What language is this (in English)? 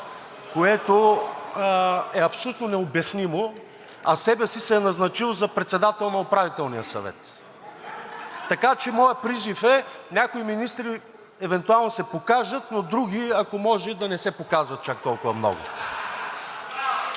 Bulgarian